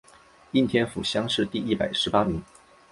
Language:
Chinese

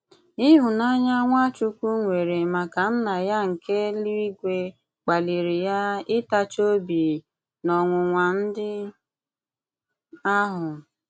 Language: Igbo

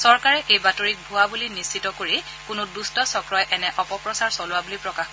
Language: Assamese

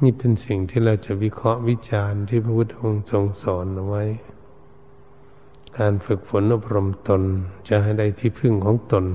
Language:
Thai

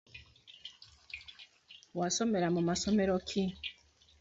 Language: Ganda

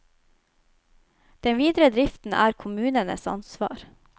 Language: Norwegian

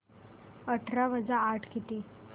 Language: Marathi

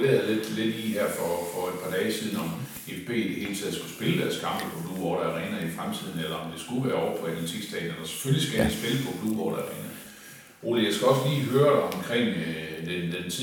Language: Danish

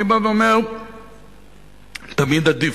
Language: Hebrew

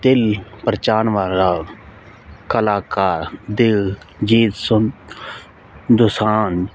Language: Punjabi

